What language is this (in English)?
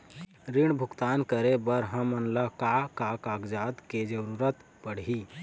Chhattisgarhi